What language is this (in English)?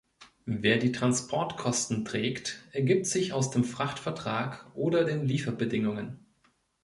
German